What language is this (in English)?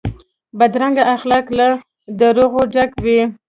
Pashto